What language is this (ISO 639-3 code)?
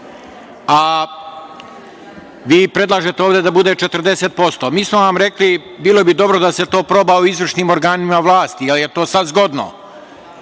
srp